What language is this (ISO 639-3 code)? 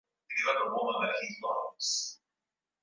swa